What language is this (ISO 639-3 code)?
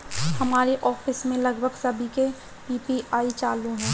hin